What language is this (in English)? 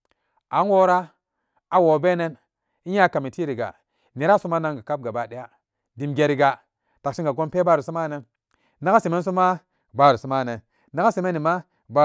Samba Daka